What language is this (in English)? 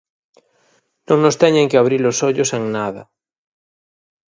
Galician